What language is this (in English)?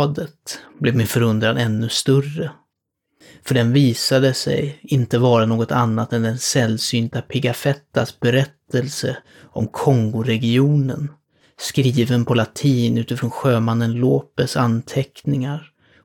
Swedish